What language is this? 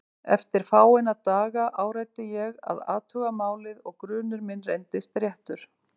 Icelandic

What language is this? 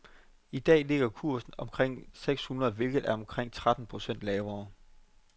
Danish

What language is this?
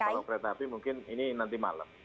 Indonesian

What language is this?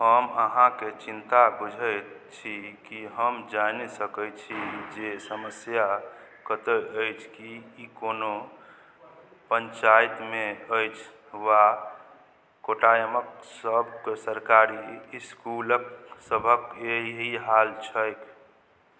Maithili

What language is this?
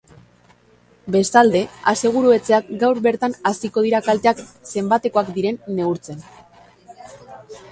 Basque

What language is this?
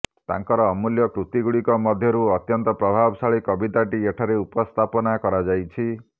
Odia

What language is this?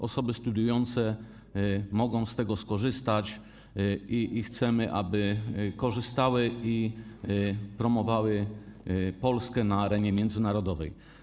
Polish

